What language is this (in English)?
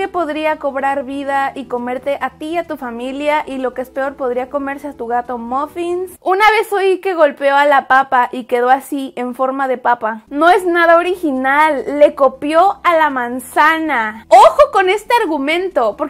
Spanish